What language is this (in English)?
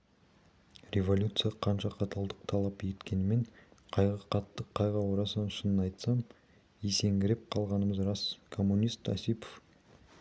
Kazakh